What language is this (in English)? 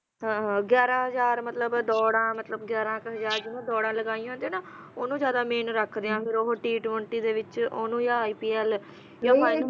Punjabi